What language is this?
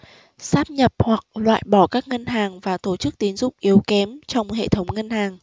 Vietnamese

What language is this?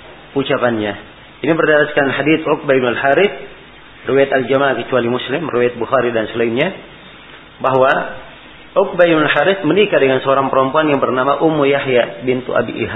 Malay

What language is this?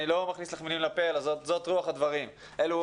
Hebrew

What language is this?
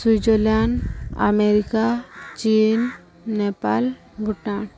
Odia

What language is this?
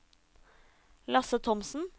Norwegian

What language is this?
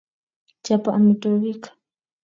Kalenjin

